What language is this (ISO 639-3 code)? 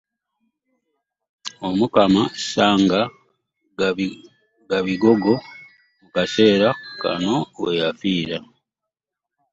lug